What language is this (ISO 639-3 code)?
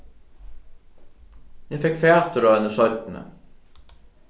fao